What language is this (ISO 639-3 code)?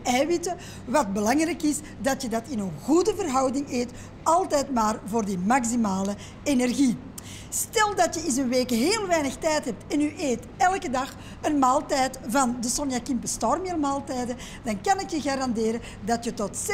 nld